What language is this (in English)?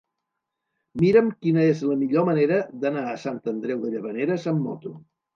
Catalan